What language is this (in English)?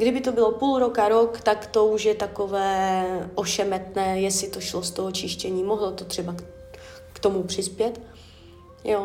Czech